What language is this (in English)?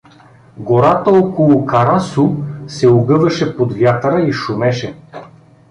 Bulgarian